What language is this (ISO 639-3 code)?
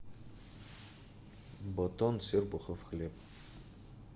rus